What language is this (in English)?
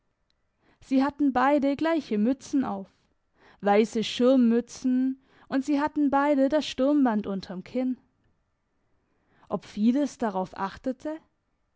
German